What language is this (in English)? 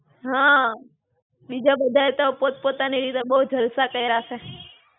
Gujarati